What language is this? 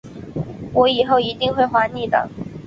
Chinese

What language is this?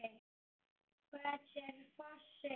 Icelandic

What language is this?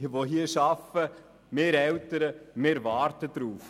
Swiss German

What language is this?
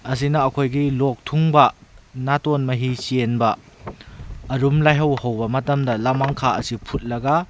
Manipuri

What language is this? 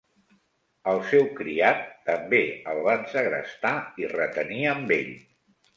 Catalan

